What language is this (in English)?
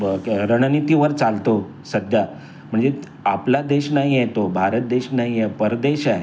Marathi